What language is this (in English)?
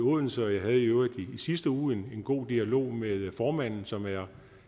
Danish